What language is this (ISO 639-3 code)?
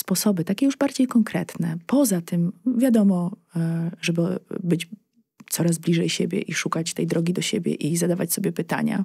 pol